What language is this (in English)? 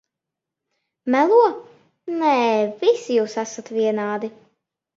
Latvian